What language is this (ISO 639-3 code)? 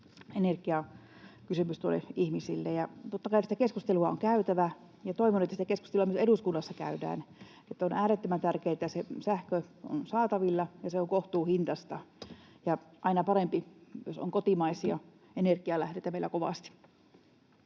fin